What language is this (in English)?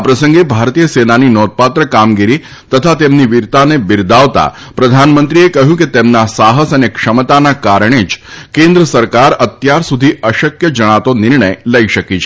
Gujarati